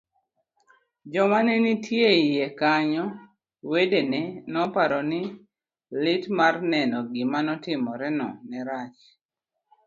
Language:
Luo (Kenya and Tanzania)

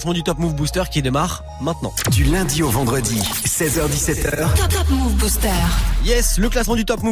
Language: French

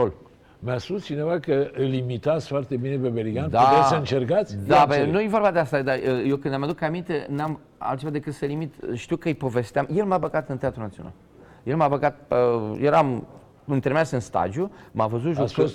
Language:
Romanian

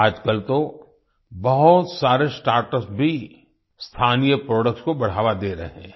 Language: Hindi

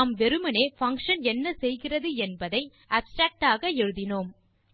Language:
Tamil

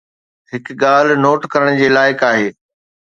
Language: Sindhi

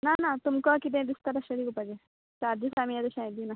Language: Konkani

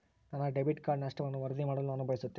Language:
Kannada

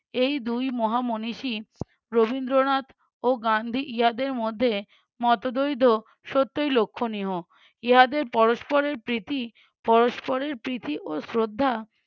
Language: Bangla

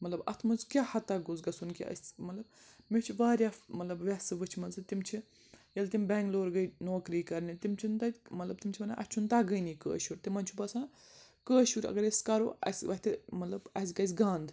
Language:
Kashmiri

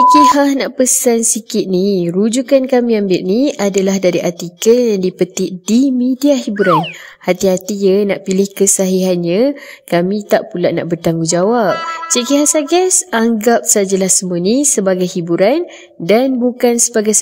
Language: Malay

